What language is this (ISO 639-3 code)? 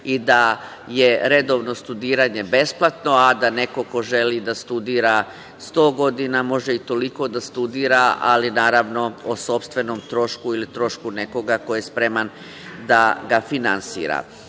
srp